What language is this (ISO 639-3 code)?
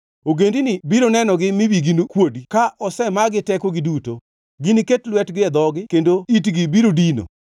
luo